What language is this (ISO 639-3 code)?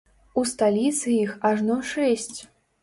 bel